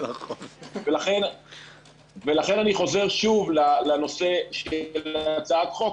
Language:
Hebrew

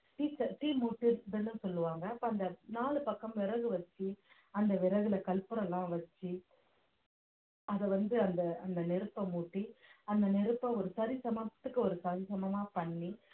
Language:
Tamil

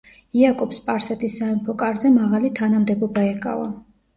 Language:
Georgian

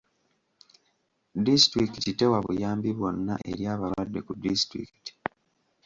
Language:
Ganda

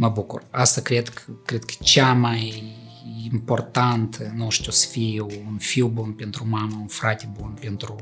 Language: Romanian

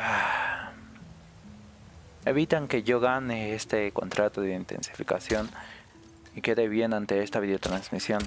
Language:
Spanish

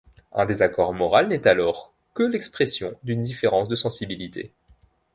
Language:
French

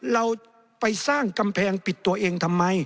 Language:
Thai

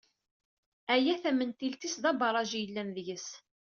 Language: Kabyle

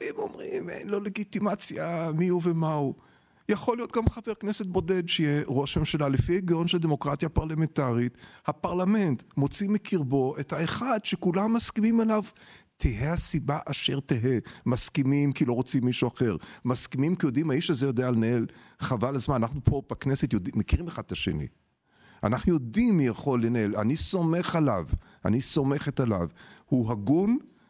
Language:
Hebrew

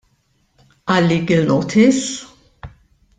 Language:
Maltese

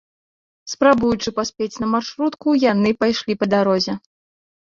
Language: Belarusian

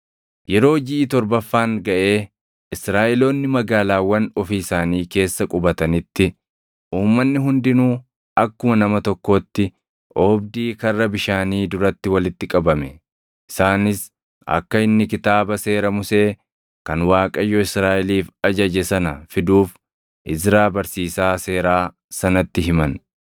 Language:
Oromo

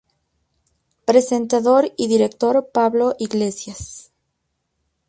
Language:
Spanish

